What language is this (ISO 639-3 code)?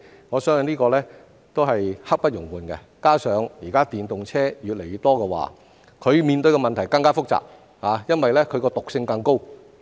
yue